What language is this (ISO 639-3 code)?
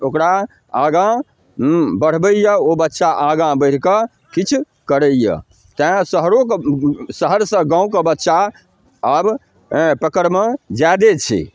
mai